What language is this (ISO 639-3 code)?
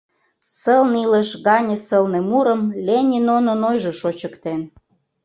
chm